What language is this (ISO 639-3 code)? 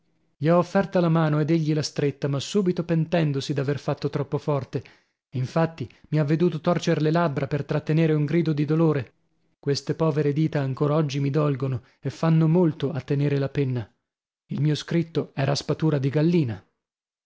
ita